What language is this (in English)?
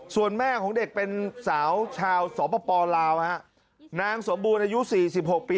Thai